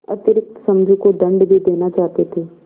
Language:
Hindi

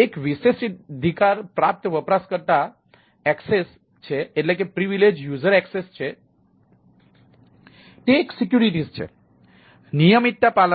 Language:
Gujarati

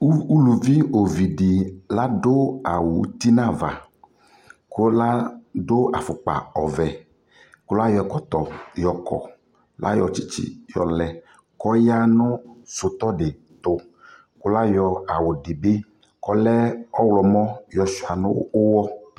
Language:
Ikposo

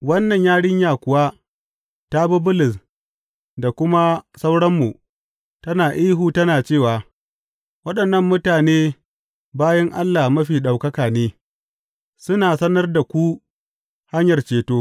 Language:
Hausa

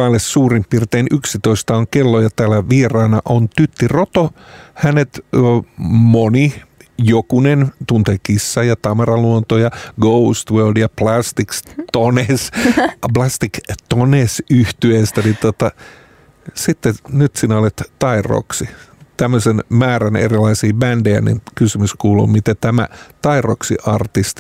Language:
Finnish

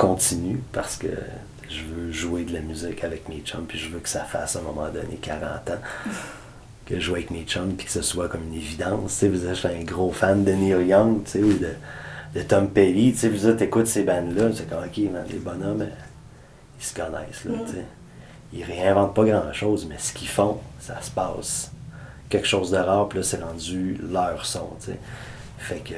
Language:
French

